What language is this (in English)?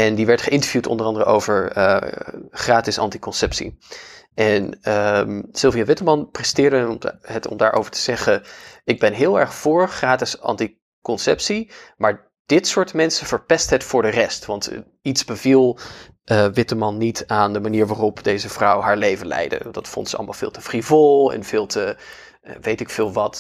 Dutch